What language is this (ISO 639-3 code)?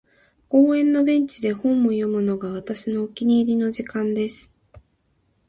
jpn